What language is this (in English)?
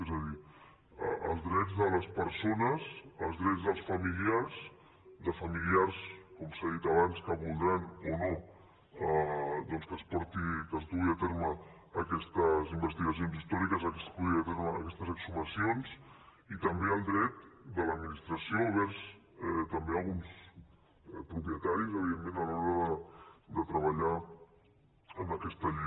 Catalan